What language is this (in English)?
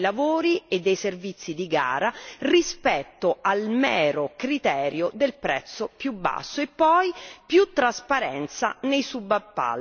Italian